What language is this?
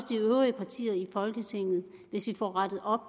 Danish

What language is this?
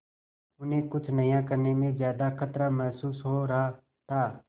Hindi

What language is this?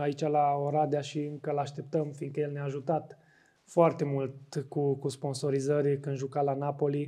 Romanian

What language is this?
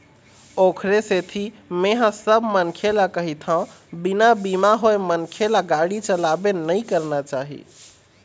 Chhattisgarhi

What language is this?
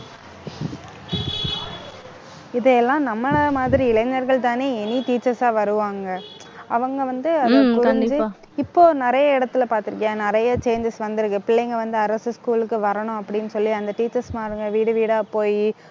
Tamil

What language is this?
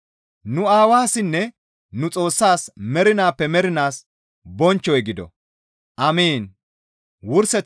Gamo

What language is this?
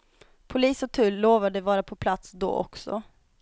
Swedish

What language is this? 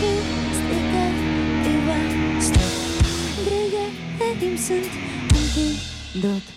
Romanian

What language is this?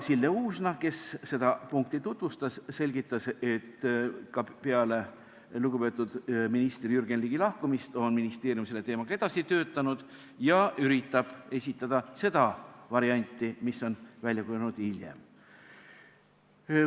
Estonian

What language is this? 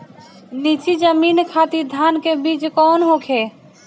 Bhojpuri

